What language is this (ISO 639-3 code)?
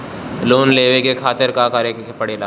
bho